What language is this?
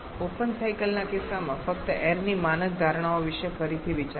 Gujarati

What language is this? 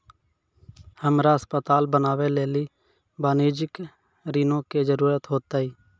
Maithili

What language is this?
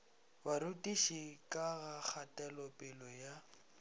Northern Sotho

